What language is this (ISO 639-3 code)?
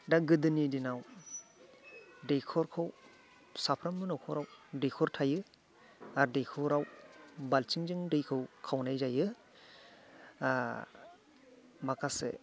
brx